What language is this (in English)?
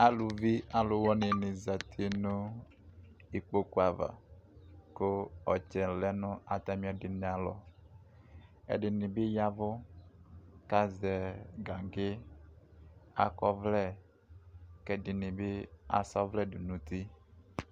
Ikposo